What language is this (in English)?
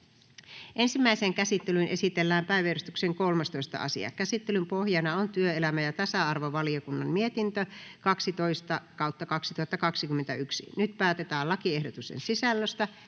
Finnish